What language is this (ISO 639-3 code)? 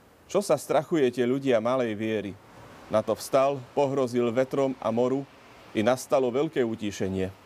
slk